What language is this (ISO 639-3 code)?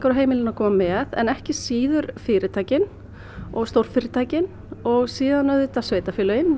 isl